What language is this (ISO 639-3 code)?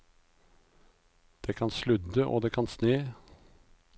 nor